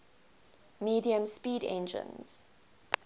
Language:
English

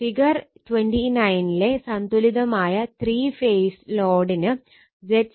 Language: Malayalam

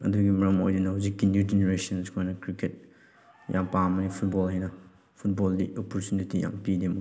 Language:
Manipuri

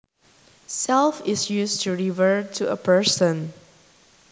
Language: Javanese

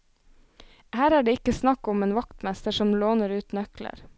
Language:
Norwegian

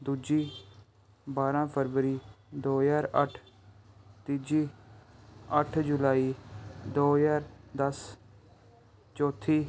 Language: Punjabi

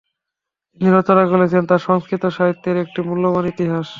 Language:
Bangla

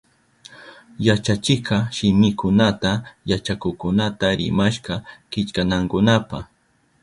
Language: Southern Pastaza Quechua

